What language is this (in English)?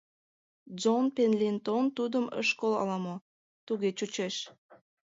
Mari